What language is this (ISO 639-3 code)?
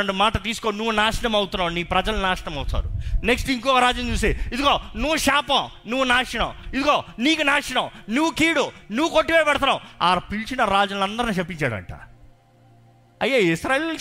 tel